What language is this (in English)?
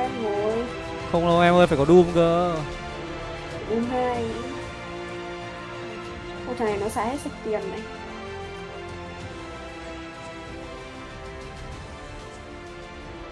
Vietnamese